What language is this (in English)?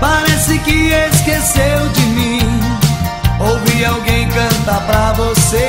Portuguese